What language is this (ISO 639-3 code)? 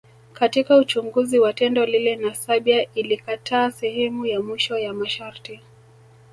swa